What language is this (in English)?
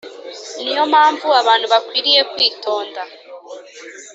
Kinyarwanda